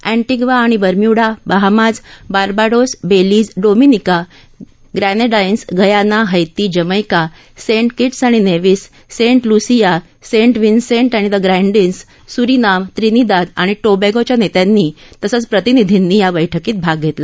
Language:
Marathi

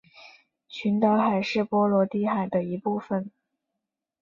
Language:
Chinese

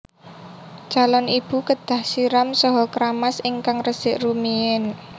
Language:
Javanese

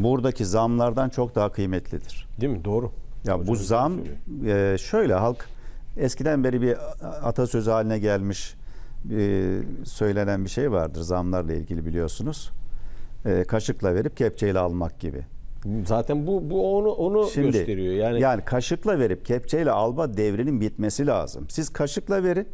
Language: Turkish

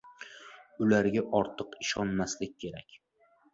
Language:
Uzbek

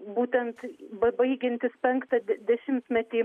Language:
Lithuanian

